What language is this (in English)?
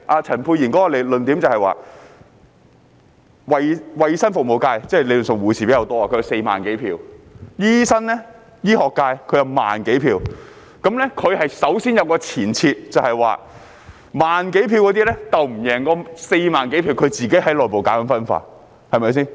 Cantonese